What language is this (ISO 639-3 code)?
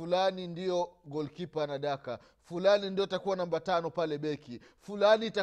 swa